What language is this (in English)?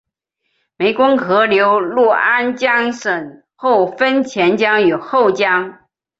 Chinese